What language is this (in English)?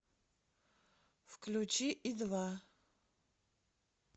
Russian